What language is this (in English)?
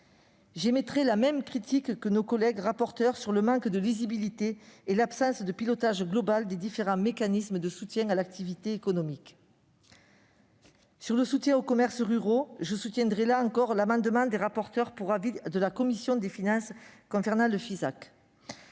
French